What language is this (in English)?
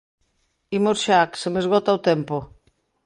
Galician